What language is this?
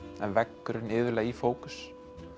Icelandic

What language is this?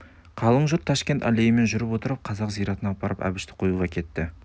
Kazakh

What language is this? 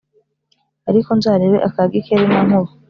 Kinyarwanda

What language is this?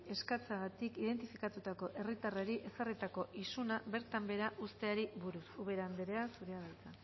Basque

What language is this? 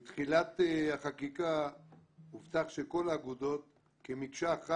Hebrew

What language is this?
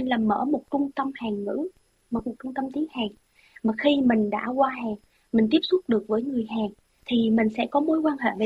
Vietnamese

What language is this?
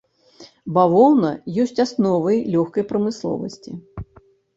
Belarusian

